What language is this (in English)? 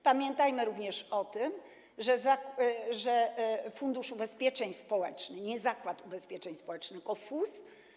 Polish